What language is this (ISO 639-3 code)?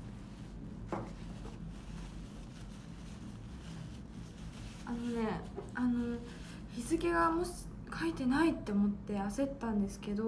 jpn